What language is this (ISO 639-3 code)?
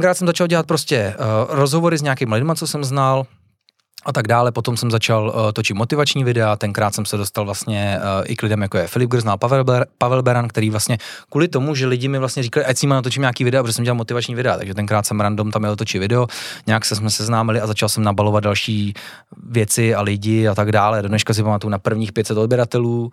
ces